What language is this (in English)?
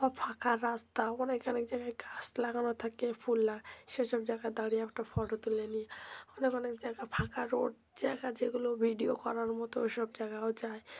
Bangla